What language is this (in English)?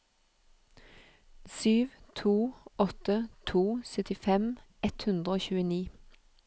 Norwegian